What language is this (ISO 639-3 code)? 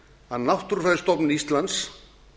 isl